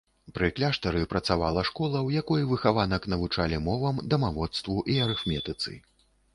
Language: Belarusian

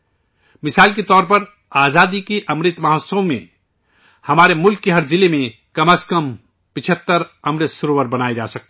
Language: Urdu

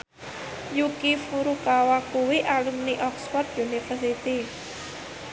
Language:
Javanese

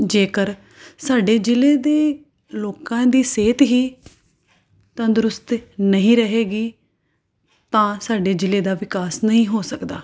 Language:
Punjabi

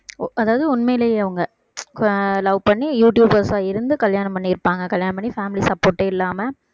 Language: Tamil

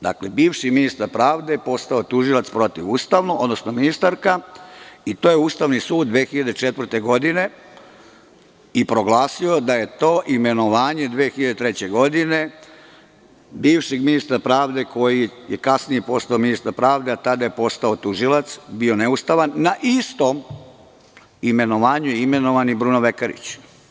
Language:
Serbian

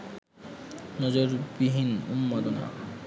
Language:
Bangla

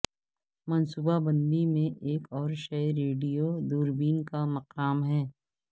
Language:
Urdu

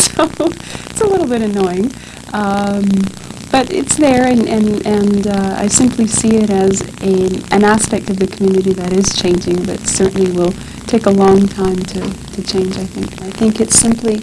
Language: English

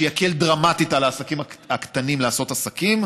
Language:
Hebrew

